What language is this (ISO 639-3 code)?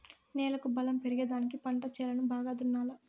tel